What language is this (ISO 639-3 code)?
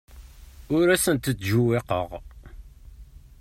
kab